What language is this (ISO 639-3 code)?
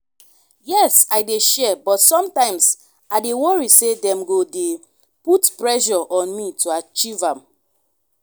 pcm